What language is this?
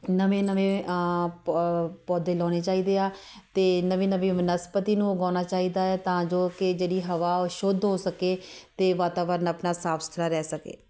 Punjabi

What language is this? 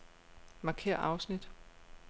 Danish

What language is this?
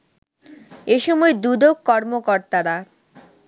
Bangla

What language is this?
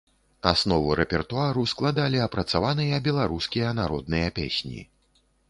Belarusian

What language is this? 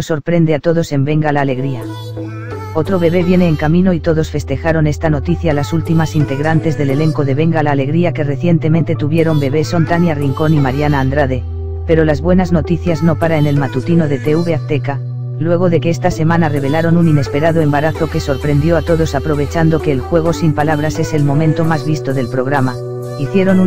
Spanish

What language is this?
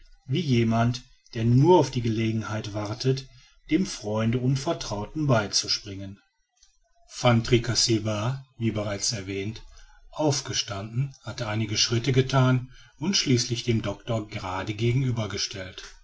German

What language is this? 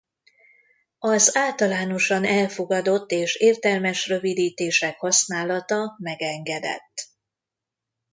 Hungarian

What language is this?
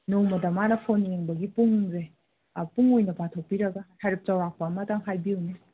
Manipuri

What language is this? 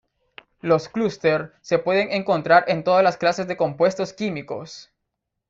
Spanish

